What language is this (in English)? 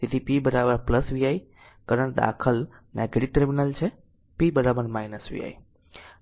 Gujarati